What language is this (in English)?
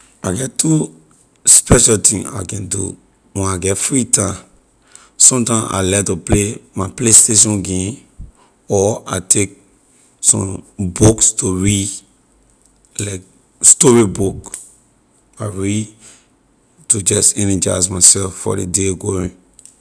Liberian English